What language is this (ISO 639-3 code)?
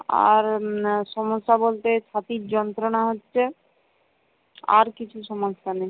ben